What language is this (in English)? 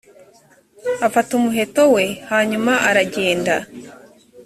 Kinyarwanda